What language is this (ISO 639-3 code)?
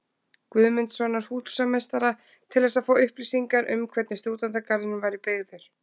isl